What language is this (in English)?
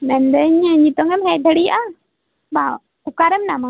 Santali